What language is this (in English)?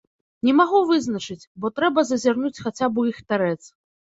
Belarusian